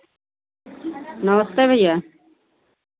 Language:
Hindi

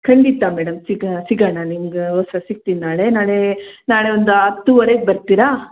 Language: Kannada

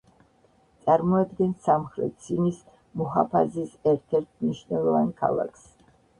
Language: Georgian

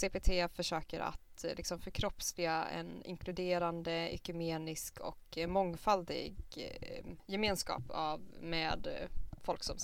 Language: Swedish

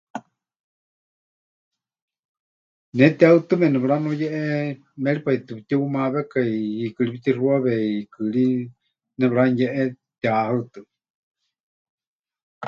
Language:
Huichol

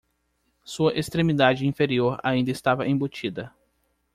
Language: Portuguese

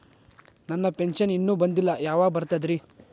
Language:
Kannada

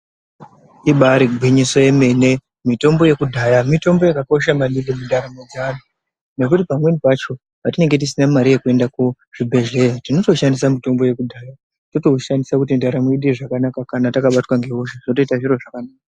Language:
Ndau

